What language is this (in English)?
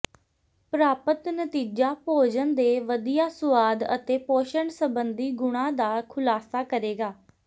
Punjabi